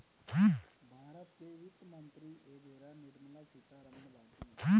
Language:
Bhojpuri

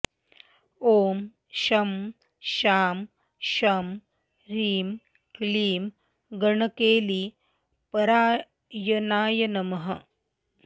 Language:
Sanskrit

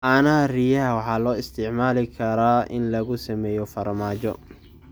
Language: Somali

